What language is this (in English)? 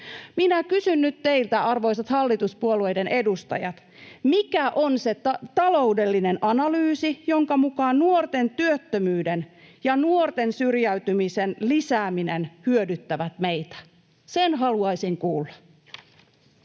Finnish